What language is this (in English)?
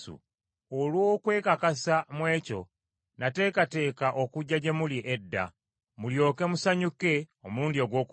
Ganda